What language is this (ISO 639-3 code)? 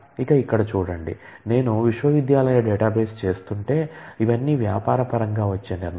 tel